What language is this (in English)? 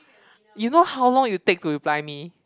English